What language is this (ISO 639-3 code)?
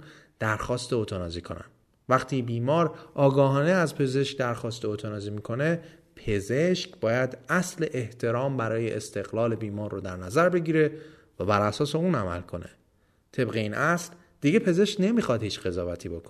fas